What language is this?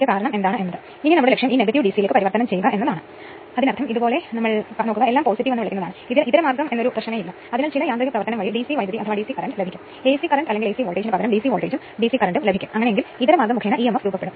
Malayalam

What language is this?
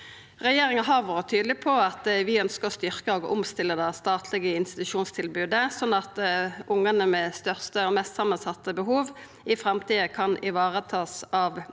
Norwegian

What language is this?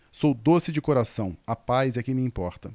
Portuguese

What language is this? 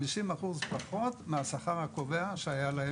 Hebrew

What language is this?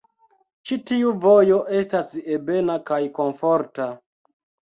Esperanto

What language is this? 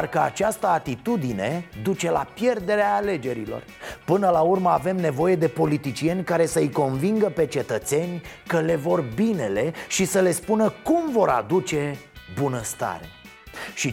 Romanian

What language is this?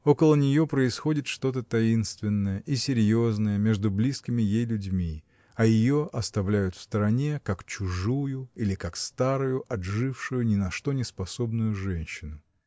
Russian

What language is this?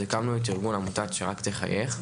Hebrew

